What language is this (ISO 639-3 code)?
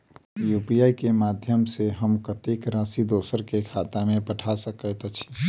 mai